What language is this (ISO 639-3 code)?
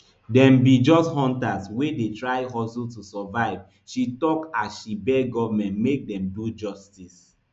pcm